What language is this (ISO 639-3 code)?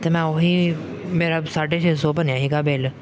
pan